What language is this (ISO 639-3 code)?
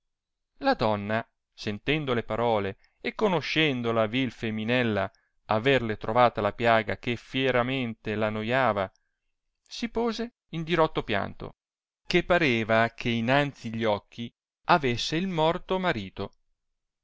ita